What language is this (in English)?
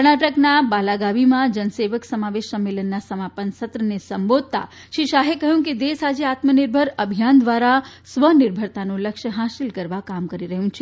Gujarati